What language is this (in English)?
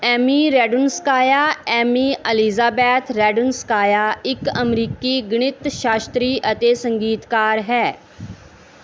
Punjabi